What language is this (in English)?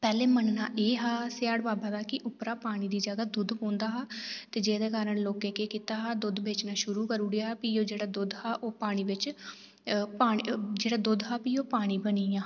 Dogri